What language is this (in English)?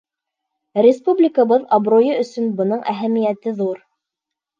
Bashkir